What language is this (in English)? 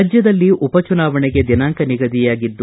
Kannada